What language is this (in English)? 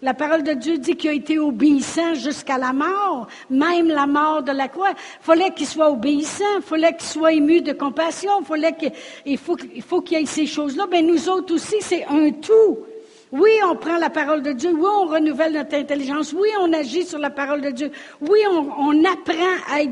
French